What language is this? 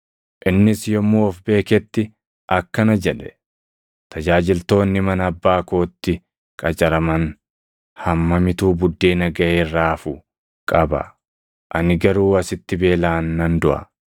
Oromo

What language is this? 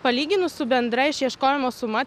Lithuanian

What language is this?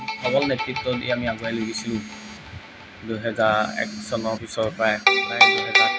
Assamese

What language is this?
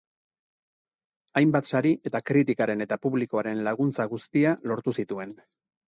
Basque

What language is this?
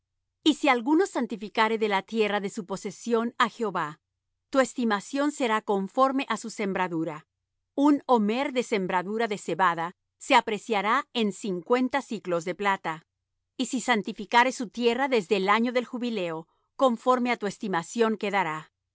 Spanish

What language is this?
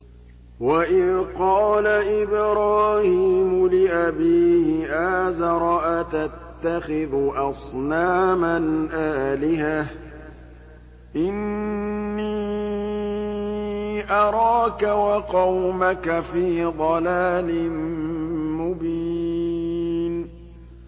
Arabic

